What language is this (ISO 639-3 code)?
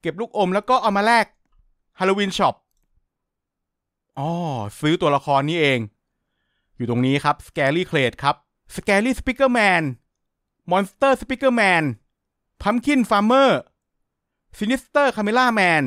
tha